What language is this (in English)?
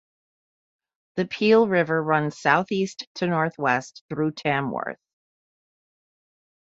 English